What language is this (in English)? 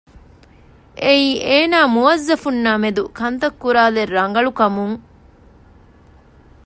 Divehi